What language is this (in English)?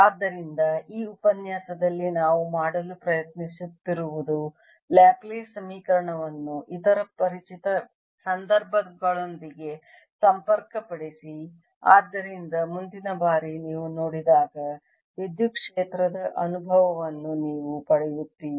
Kannada